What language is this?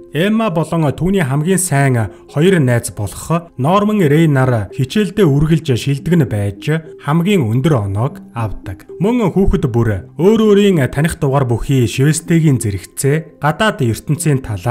Turkish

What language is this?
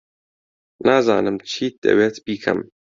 Central Kurdish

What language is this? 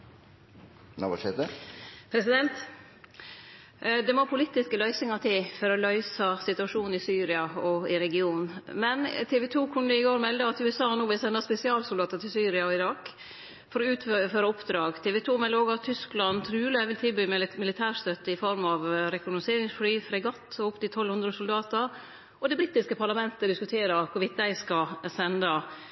Norwegian Nynorsk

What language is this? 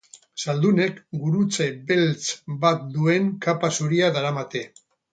Basque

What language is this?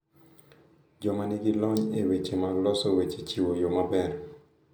Luo (Kenya and Tanzania)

